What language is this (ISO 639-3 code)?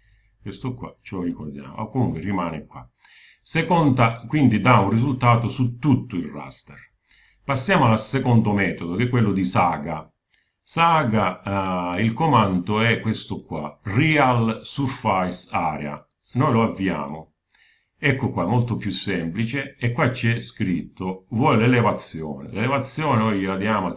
ita